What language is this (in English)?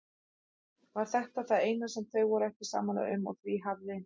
Icelandic